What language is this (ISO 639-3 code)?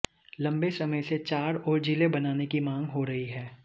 hin